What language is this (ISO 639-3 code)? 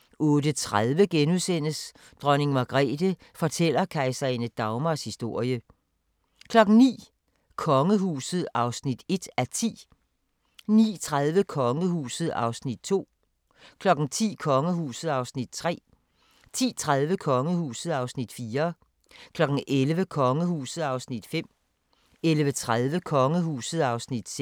dan